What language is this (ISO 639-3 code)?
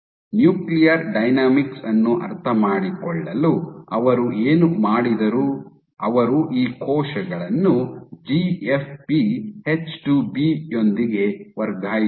kan